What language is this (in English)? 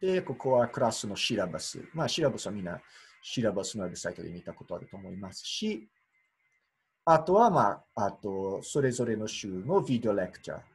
Japanese